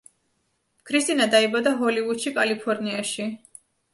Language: Georgian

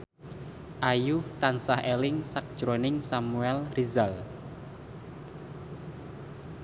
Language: Javanese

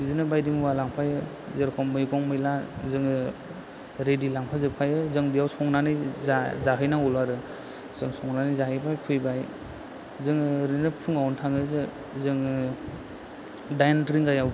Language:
Bodo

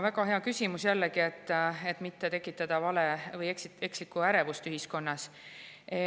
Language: Estonian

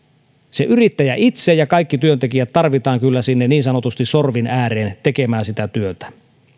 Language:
Finnish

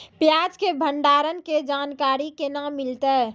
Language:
Maithili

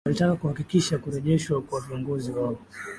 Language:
Swahili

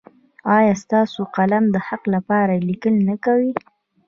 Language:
Pashto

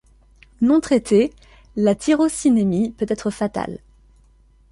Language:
French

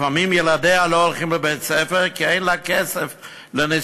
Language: Hebrew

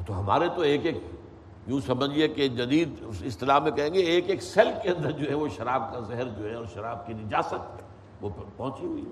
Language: Urdu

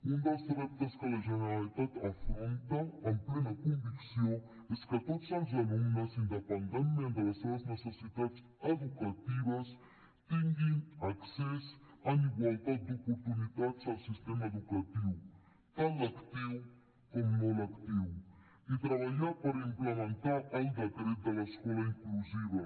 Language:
Catalan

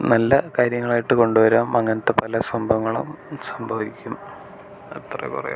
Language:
Malayalam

